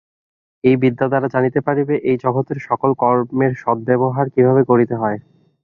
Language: Bangla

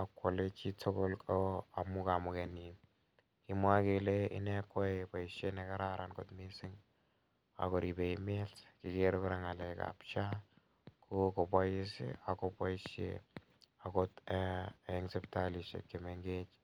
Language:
Kalenjin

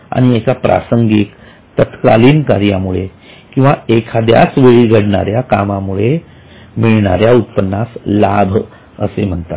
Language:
Marathi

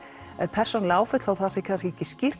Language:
Icelandic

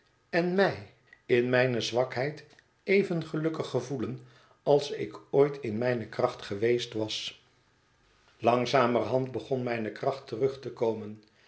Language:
Dutch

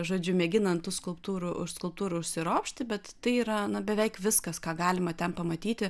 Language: Lithuanian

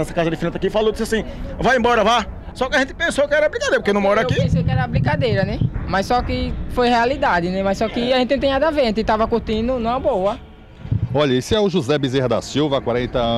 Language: Portuguese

